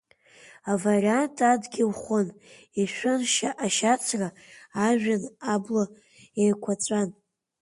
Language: Abkhazian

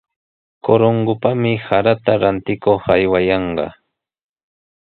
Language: Sihuas Ancash Quechua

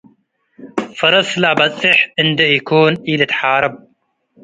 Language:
Tigre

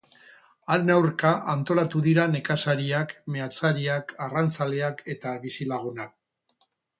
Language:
Basque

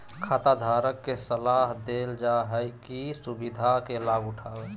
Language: Magahi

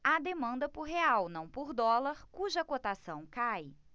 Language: Portuguese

